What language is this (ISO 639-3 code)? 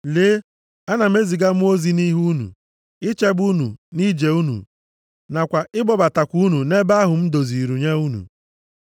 ibo